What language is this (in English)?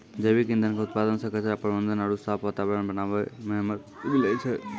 Maithili